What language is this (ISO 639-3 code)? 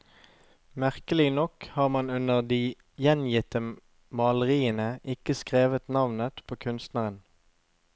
nor